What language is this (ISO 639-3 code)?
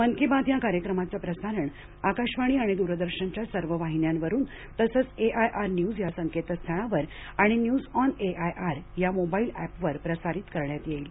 mar